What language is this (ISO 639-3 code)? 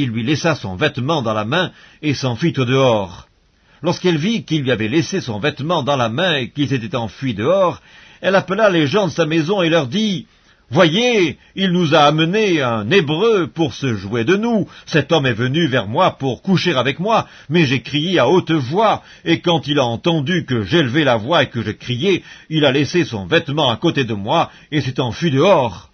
fra